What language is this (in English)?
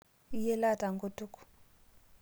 Masai